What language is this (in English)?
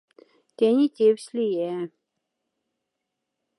Moksha